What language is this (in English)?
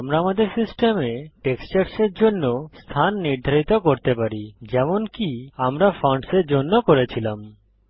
Bangla